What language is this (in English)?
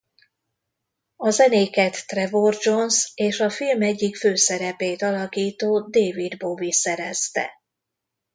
Hungarian